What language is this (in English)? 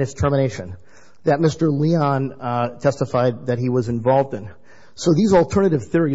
English